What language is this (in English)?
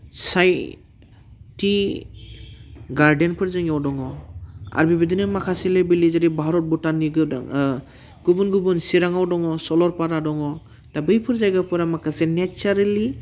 Bodo